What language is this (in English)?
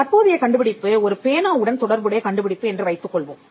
Tamil